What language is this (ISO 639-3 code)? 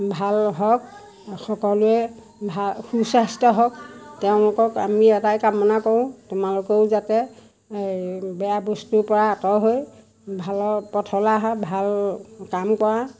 asm